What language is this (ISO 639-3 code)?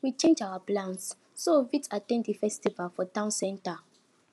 pcm